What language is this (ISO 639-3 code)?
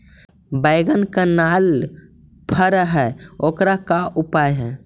mag